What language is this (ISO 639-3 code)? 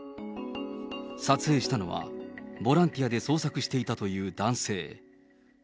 jpn